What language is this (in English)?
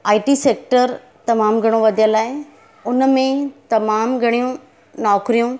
Sindhi